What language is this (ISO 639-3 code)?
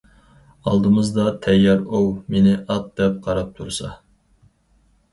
uig